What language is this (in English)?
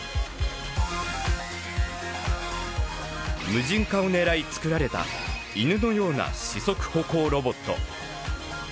Japanese